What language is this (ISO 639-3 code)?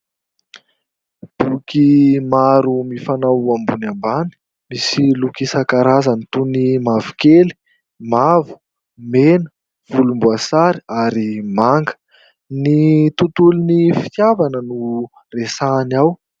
mlg